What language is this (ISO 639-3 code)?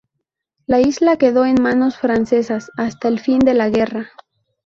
spa